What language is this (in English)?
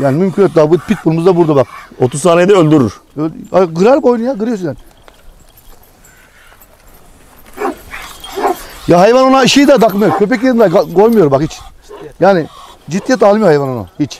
Turkish